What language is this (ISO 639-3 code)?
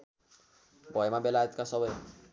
nep